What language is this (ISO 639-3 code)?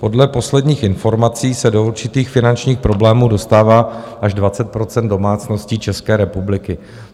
ces